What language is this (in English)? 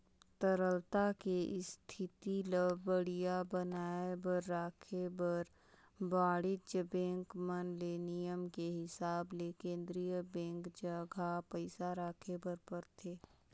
Chhattisgarhi